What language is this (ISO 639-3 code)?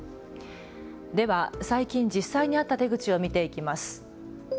jpn